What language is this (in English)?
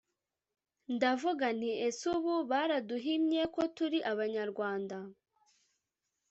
Kinyarwanda